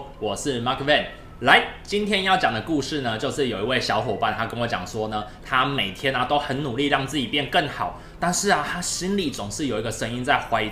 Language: Chinese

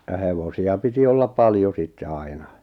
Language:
Finnish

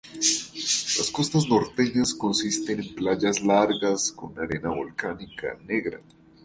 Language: Spanish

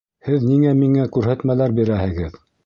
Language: Bashkir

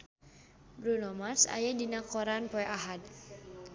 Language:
Sundanese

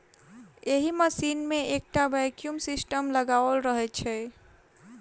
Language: Maithili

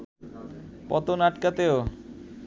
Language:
Bangla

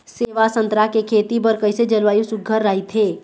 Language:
Chhattisgarhi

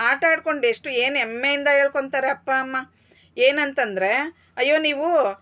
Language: Kannada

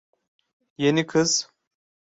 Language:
Turkish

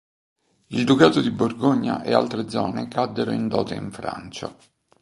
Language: Italian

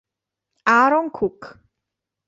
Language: Italian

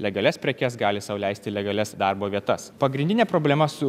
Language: Lithuanian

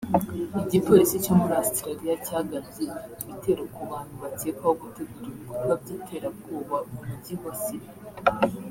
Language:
Kinyarwanda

